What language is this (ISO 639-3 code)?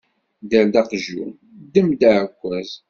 kab